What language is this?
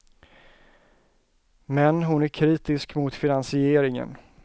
Swedish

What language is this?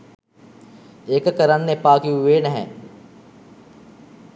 Sinhala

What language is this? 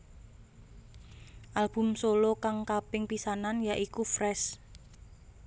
Javanese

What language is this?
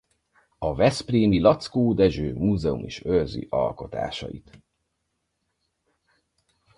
Hungarian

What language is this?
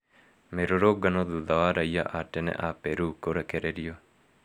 Kikuyu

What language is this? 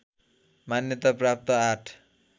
Nepali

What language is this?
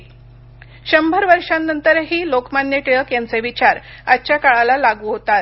Marathi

